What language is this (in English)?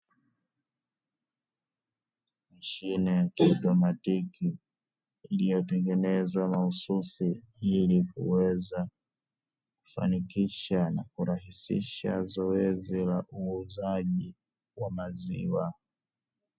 Swahili